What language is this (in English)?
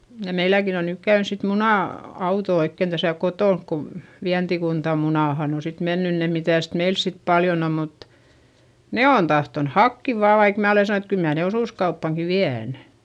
Finnish